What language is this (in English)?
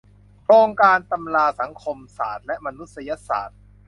Thai